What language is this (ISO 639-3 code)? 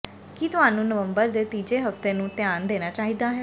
pan